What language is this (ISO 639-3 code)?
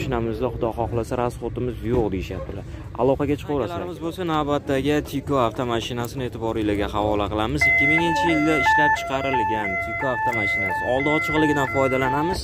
tur